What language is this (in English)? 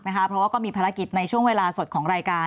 Thai